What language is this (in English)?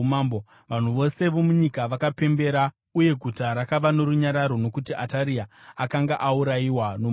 Shona